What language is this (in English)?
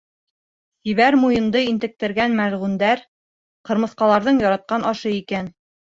Bashkir